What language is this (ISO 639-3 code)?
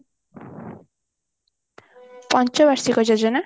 ori